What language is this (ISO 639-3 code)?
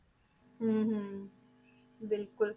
pan